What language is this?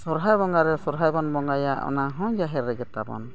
Santali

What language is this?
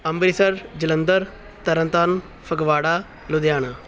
Punjabi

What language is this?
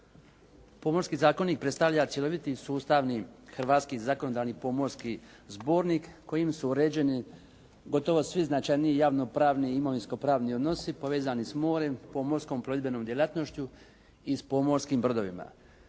Croatian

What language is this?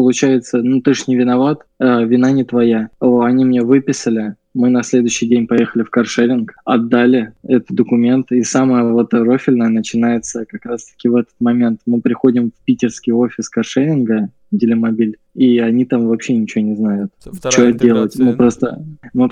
Russian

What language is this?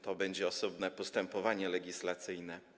Polish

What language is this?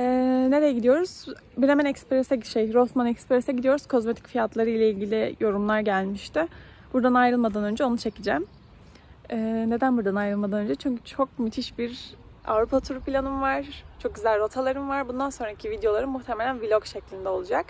Turkish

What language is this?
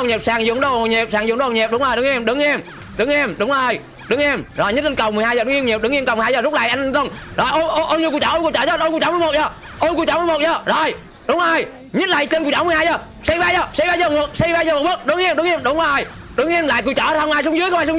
Vietnamese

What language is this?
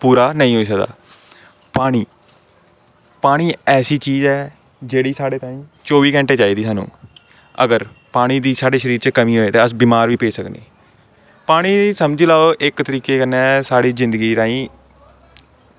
Dogri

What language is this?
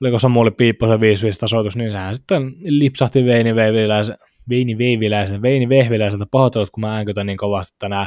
Finnish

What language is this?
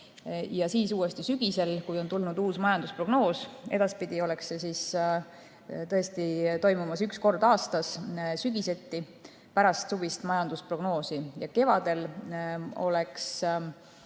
Estonian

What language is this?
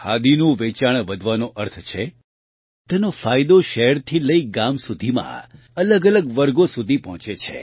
Gujarati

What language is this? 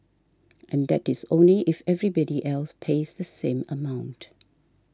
English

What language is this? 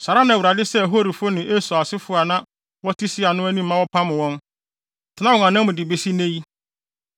Akan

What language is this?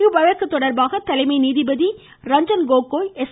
Tamil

